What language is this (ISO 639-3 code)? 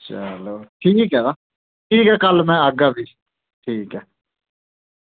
doi